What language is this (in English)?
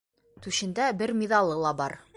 Bashkir